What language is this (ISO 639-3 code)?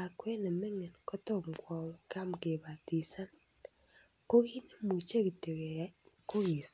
kln